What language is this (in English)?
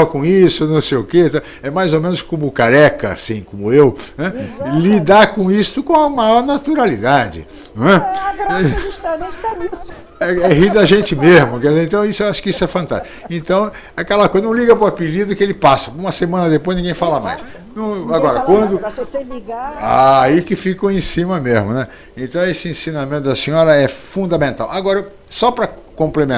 Portuguese